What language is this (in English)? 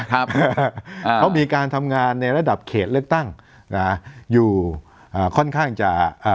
Thai